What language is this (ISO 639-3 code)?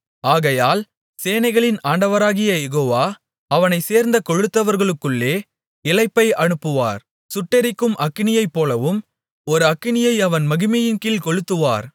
tam